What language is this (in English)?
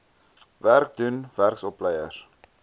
Afrikaans